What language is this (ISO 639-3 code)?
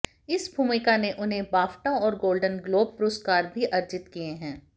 hin